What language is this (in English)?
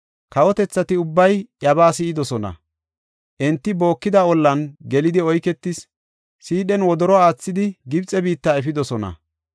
Gofa